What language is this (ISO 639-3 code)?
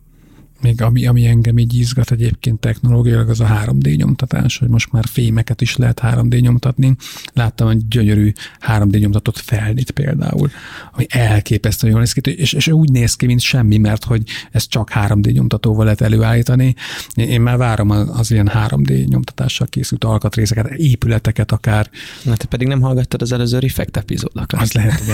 hun